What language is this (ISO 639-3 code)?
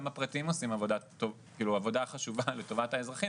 heb